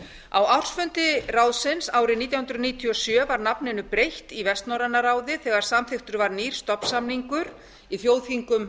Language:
Icelandic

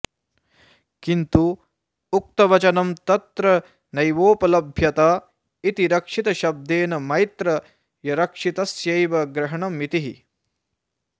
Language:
Sanskrit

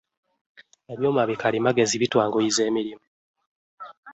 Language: Ganda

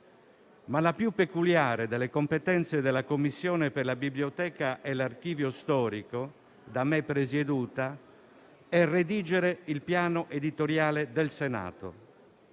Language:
Italian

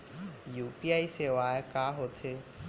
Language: Chhattisgarhi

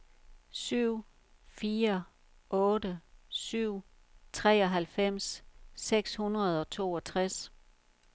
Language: Danish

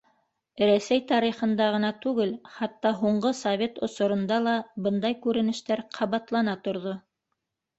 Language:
Bashkir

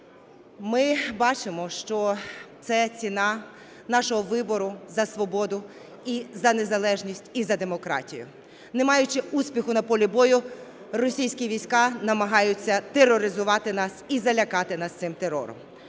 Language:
Ukrainian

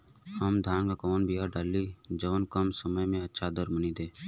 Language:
Bhojpuri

